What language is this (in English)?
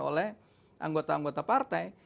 Indonesian